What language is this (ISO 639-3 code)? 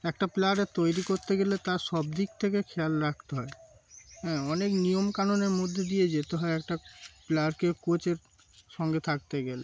ben